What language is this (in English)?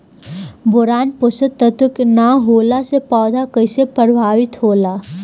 Bhojpuri